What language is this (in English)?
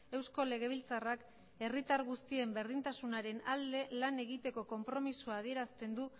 Basque